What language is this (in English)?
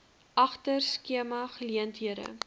Afrikaans